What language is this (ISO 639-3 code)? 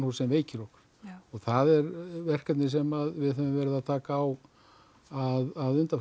isl